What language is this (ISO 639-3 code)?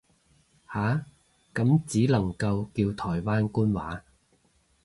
yue